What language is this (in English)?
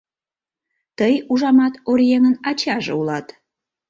Mari